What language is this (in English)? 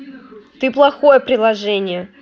Russian